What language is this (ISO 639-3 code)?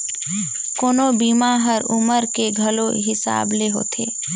hne